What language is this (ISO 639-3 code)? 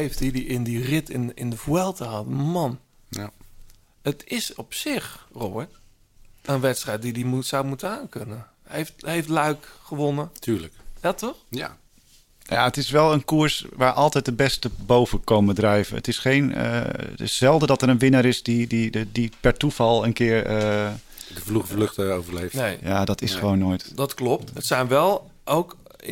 nld